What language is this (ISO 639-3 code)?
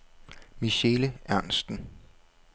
dan